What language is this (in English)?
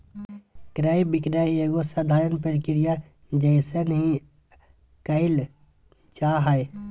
Magahi